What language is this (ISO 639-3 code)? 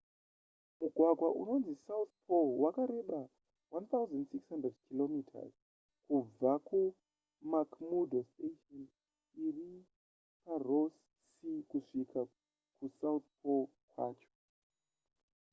sna